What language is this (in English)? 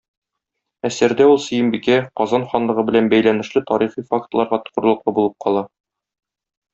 Tatar